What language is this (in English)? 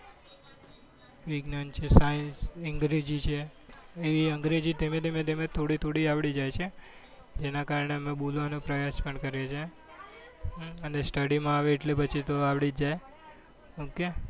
Gujarati